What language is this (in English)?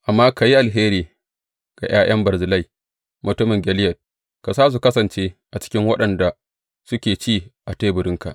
Hausa